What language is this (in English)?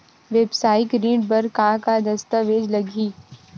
Chhattisgarhi